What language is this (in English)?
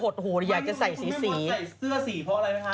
Thai